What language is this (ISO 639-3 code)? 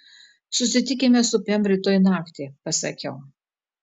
lit